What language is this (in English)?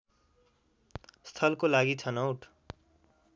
Nepali